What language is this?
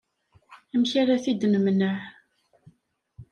Kabyle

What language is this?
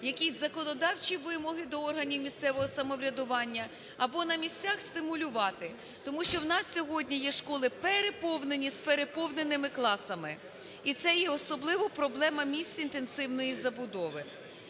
Ukrainian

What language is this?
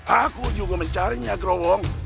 Indonesian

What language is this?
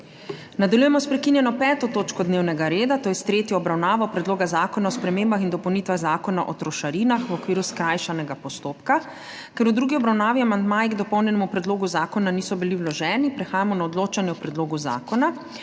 Slovenian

